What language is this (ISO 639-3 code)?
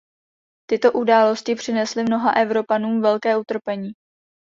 ces